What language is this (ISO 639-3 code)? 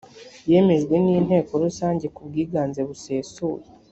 kin